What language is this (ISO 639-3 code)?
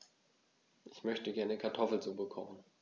deu